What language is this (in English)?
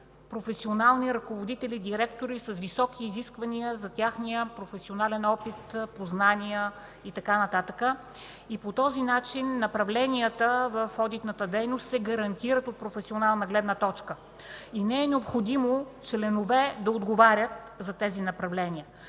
Bulgarian